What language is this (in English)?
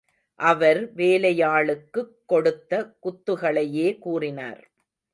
Tamil